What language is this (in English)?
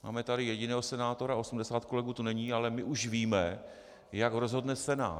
Czech